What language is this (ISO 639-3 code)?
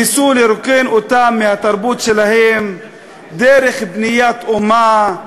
heb